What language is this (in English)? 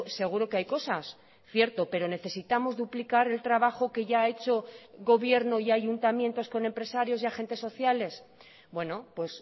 Spanish